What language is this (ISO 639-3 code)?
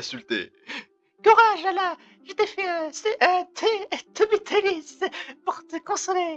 fra